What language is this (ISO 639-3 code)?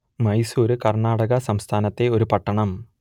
mal